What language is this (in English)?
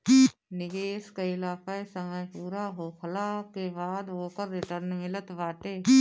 Bhojpuri